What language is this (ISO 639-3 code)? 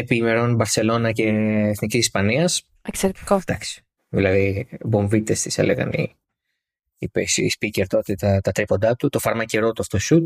ell